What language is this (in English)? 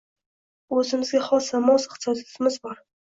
Uzbek